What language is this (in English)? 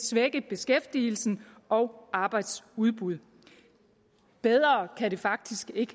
Danish